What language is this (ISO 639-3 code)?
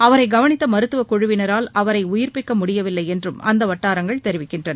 tam